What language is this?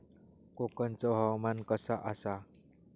Marathi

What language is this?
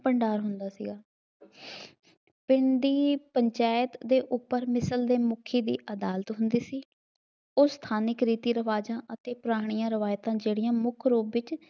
Punjabi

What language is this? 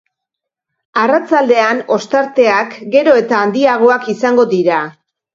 Basque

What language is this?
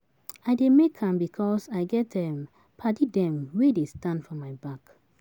Nigerian Pidgin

